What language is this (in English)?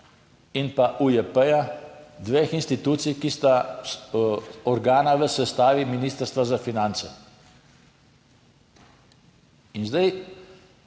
Slovenian